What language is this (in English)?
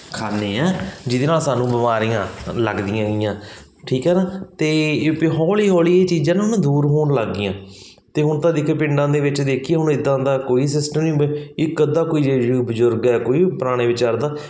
Punjabi